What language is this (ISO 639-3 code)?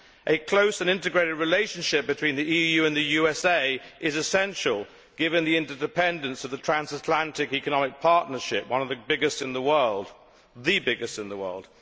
eng